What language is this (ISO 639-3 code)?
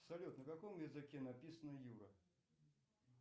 rus